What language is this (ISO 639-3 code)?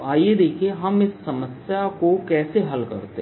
hin